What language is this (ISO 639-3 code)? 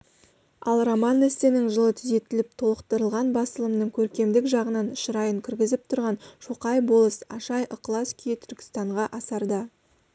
kaz